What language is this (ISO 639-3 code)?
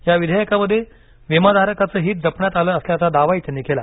mar